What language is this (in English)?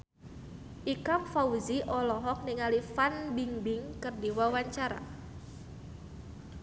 Sundanese